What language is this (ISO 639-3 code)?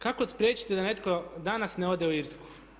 hrv